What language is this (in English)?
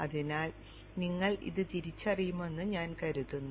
Malayalam